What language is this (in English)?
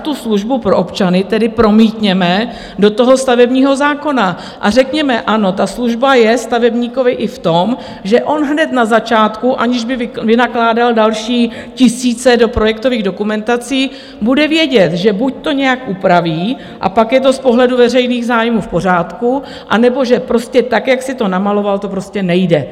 Czech